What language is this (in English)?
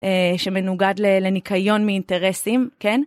Hebrew